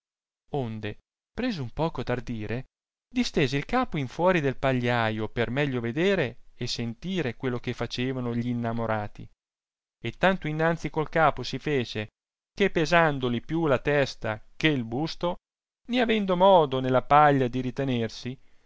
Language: Italian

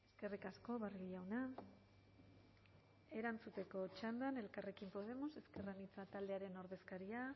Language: Basque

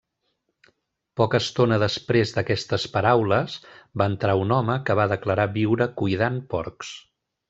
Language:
Catalan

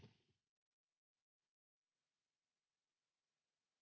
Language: Finnish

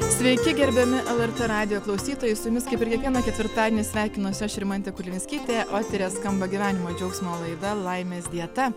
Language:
Lithuanian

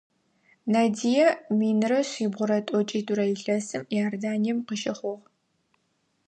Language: Adyghe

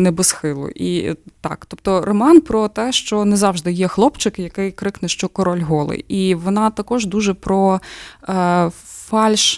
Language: Ukrainian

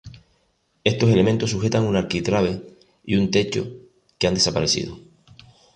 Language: Spanish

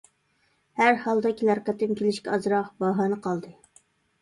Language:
Uyghur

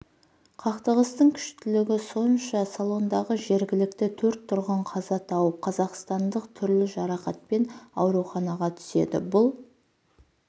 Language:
Kazakh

